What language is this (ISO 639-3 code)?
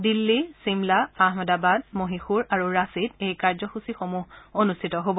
asm